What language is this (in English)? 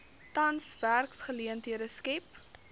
Afrikaans